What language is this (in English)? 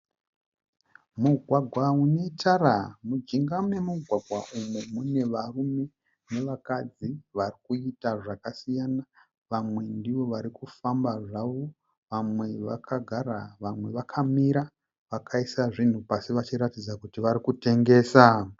Shona